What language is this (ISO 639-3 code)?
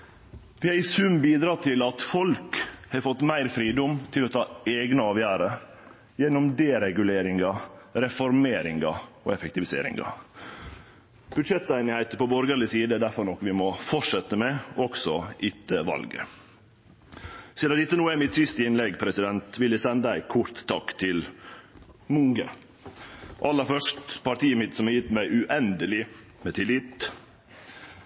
nno